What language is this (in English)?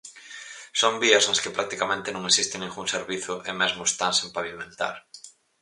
Galician